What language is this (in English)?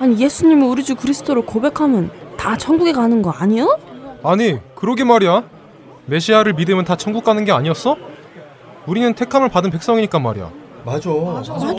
Korean